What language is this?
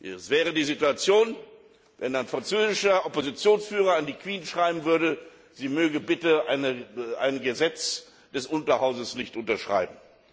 German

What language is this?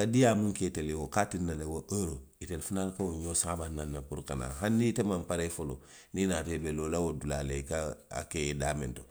Western Maninkakan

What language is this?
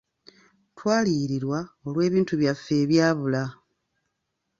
Ganda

